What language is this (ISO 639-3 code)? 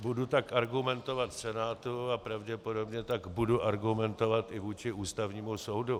ces